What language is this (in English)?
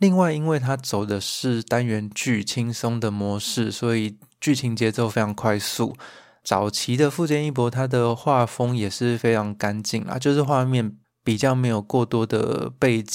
Chinese